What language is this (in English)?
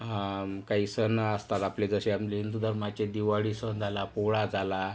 Marathi